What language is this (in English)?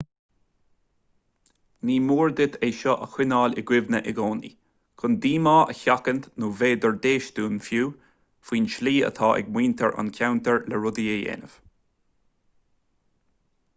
Irish